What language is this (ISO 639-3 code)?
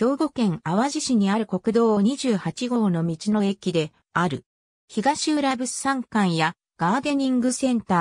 jpn